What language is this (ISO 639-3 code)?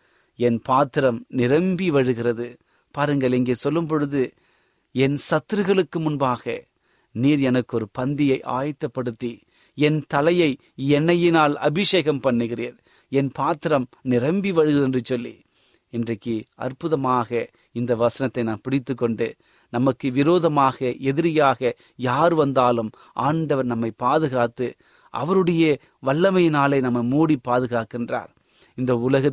tam